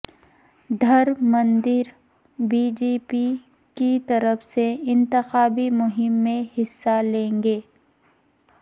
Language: Urdu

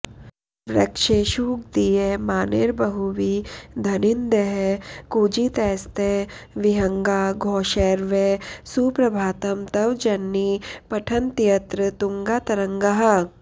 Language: Sanskrit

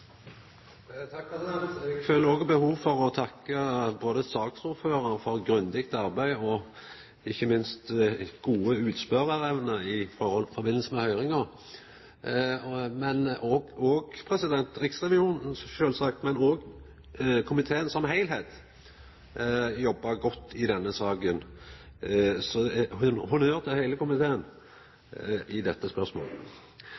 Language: Norwegian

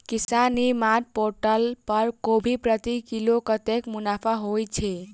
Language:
Maithili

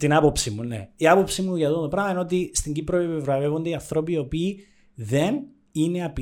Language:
Greek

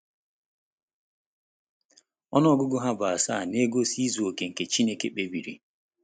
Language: Igbo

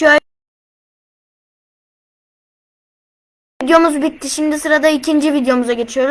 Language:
Turkish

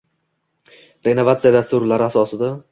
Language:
Uzbek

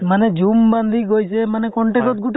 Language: Assamese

